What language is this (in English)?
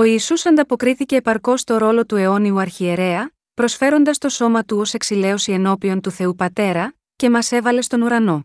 Greek